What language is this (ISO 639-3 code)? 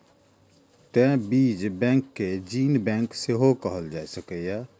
mai